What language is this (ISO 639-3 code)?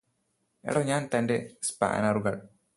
mal